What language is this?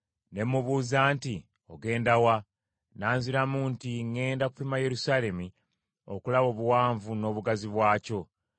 Ganda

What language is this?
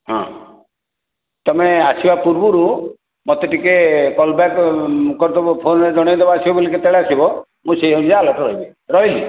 Odia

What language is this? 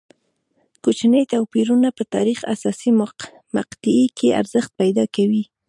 Pashto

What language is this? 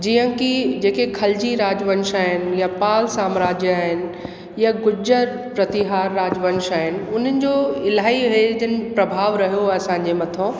Sindhi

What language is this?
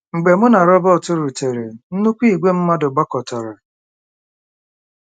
Igbo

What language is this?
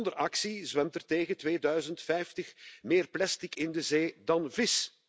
Dutch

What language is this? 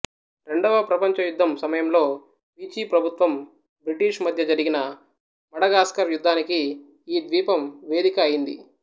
Telugu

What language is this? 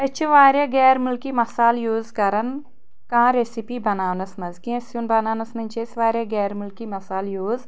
Kashmiri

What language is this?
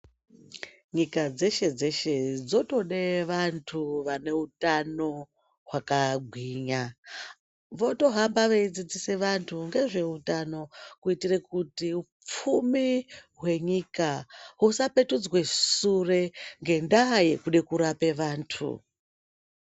Ndau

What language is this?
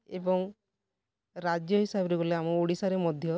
Odia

